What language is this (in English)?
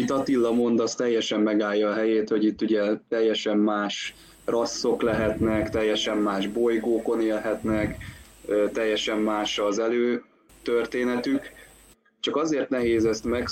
Hungarian